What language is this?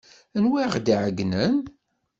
Kabyle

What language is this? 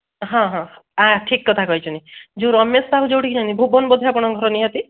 Odia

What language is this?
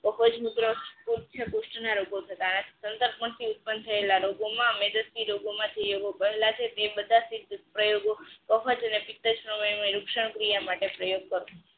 Gujarati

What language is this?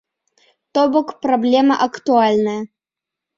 Belarusian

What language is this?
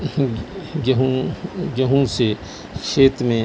Urdu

